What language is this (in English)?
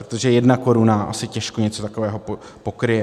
Czech